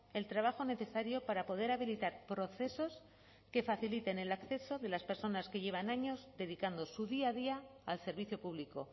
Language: Spanish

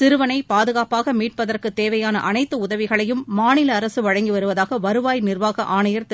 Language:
Tamil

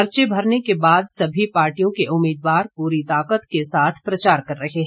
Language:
Hindi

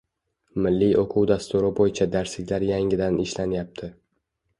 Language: Uzbek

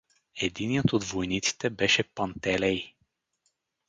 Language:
Bulgarian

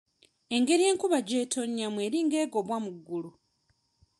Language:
Ganda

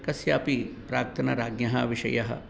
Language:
Sanskrit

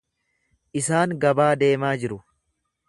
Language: Oromo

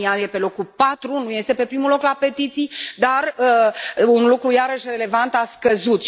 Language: Romanian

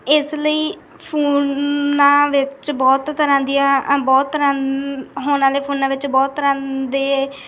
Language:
Punjabi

